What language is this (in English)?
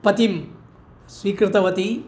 Sanskrit